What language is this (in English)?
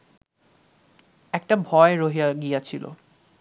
Bangla